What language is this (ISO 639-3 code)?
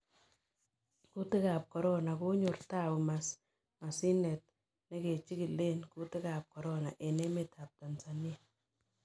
kln